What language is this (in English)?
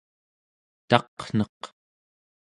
Central Yupik